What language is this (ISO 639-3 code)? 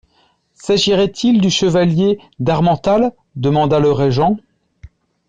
fra